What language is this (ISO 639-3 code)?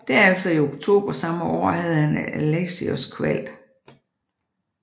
dan